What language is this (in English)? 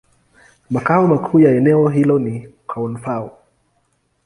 Swahili